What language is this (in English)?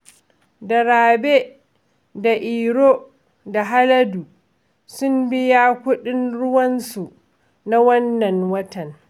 Hausa